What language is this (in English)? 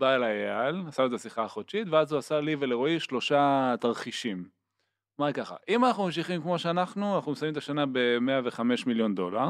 Hebrew